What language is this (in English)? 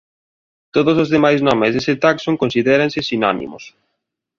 Galician